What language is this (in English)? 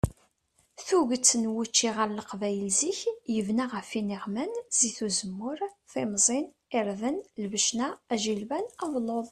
Kabyle